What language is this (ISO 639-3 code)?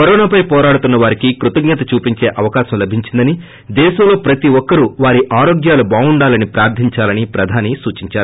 tel